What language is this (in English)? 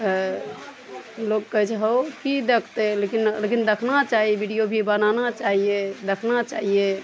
Maithili